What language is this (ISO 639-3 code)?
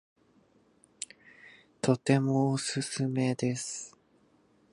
jpn